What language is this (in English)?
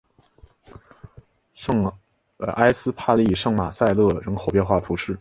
Chinese